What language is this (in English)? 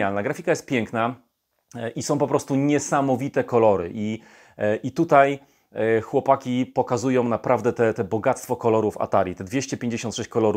Polish